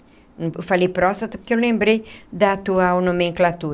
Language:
Portuguese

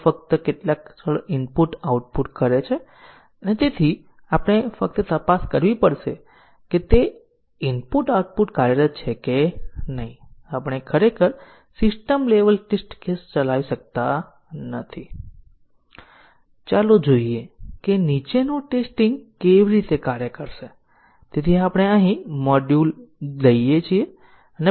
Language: Gujarati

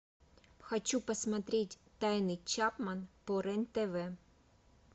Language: Russian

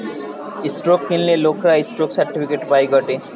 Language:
Bangla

